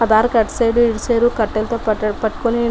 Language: Telugu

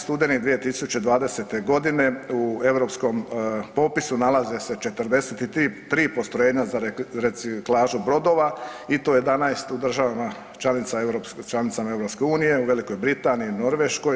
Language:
Croatian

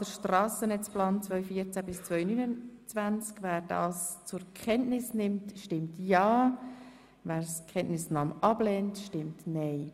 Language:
Swiss German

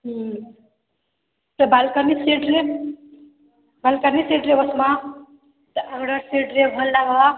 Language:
Odia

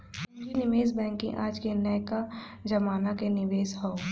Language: Bhojpuri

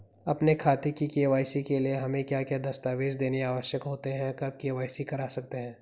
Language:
Hindi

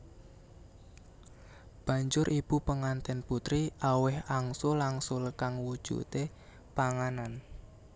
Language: Javanese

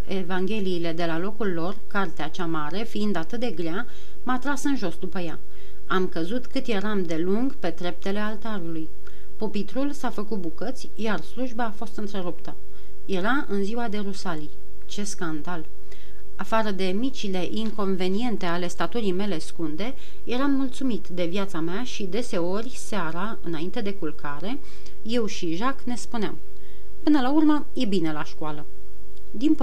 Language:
Romanian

